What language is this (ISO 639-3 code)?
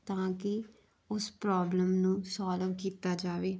pan